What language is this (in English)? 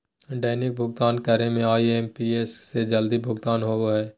Magahi